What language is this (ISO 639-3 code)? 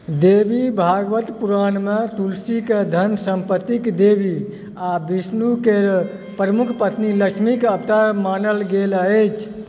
mai